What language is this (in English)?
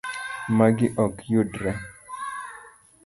Luo (Kenya and Tanzania)